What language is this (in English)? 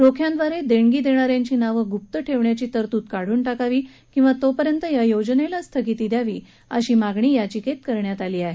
Marathi